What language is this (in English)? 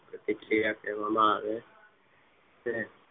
Gujarati